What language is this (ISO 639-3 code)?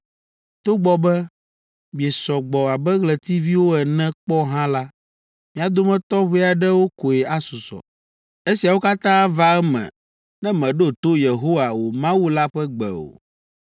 ewe